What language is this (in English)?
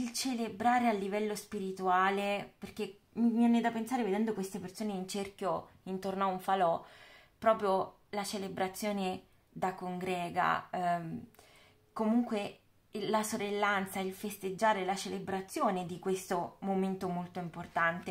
Italian